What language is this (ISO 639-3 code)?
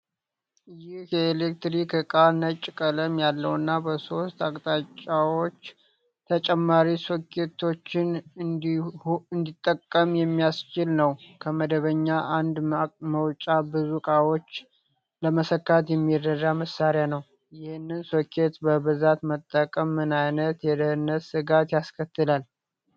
amh